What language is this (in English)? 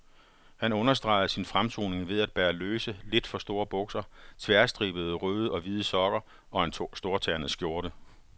Danish